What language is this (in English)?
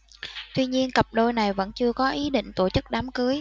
Vietnamese